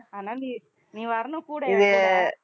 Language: Tamil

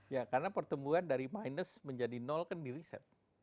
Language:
Indonesian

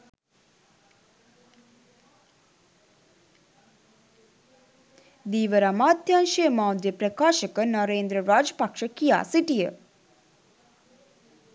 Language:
Sinhala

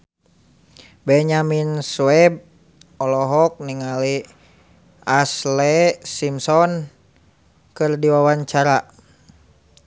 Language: Sundanese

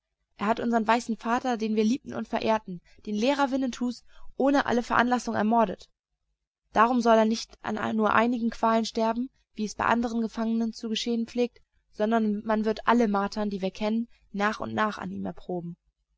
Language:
German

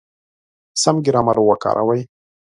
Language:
Pashto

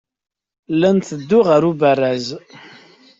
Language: Kabyle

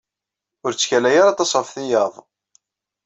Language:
Kabyle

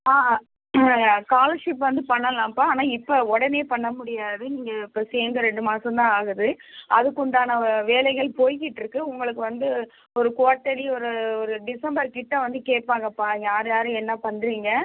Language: Tamil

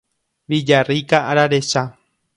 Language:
Guarani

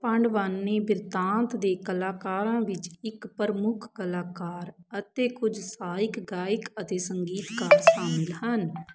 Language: Punjabi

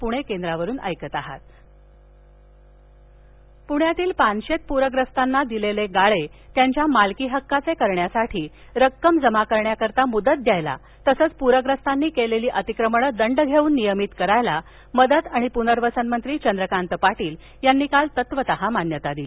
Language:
Marathi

